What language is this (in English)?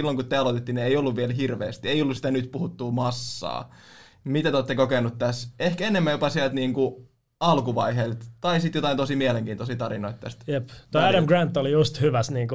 Finnish